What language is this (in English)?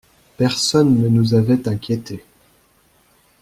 French